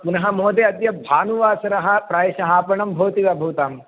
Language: Sanskrit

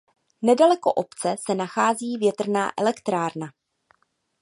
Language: Czech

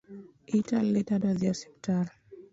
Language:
Luo (Kenya and Tanzania)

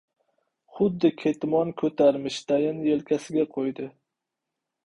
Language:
Uzbek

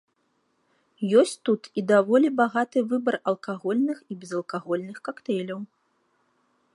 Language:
Belarusian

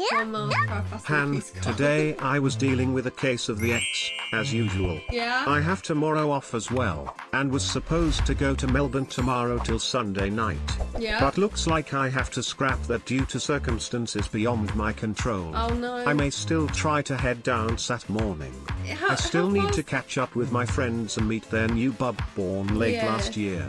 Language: English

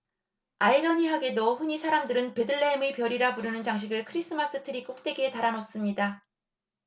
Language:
Korean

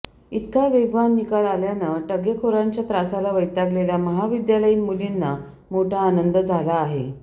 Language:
Marathi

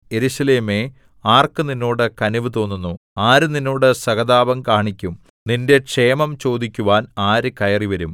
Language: Malayalam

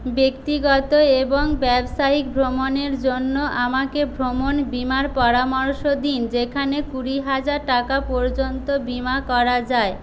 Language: Bangla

